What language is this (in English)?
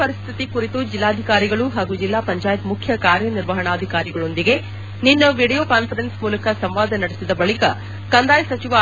Kannada